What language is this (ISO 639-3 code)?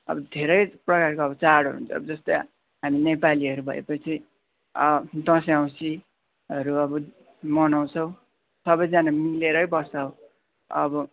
nep